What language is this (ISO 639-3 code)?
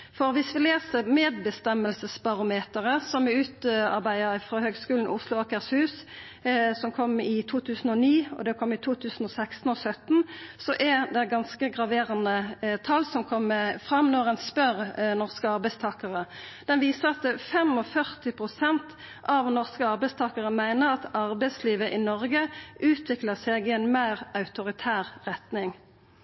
nno